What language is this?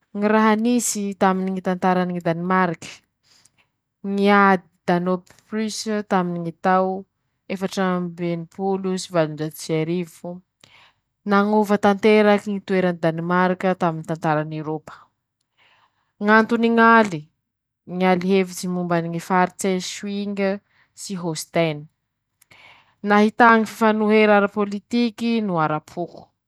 Masikoro Malagasy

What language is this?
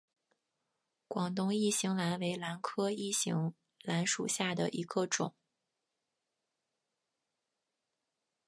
Chinese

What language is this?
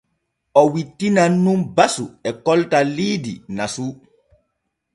Borgu Fulfulde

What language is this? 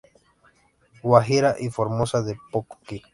Spanish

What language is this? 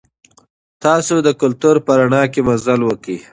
Pashto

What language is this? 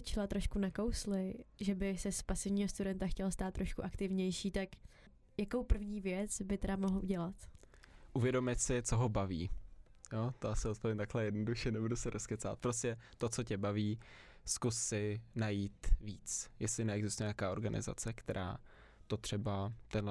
Czech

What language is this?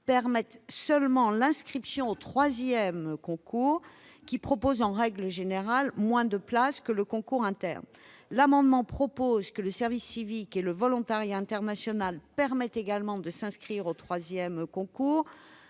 French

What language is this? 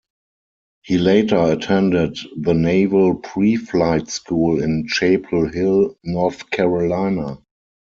English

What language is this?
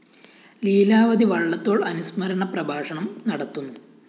Malayalam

